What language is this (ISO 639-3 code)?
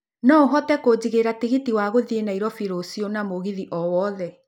kik